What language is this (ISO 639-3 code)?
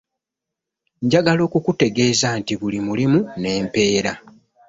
lug